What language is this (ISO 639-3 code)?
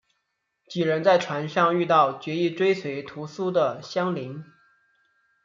zho